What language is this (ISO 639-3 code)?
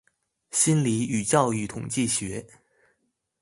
zho